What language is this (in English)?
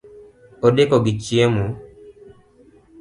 Luo (Kenya and Tanzania)